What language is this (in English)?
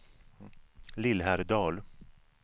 Swedish